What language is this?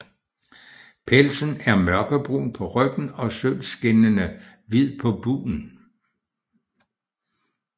Danish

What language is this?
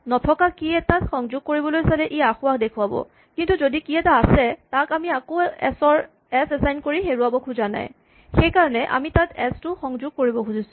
Assamese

